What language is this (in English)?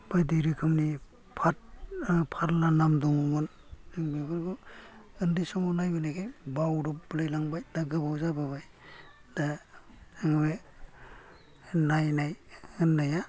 Bodo